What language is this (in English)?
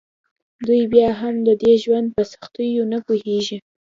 Pashto